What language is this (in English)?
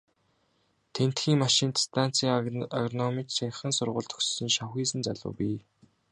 Mongolian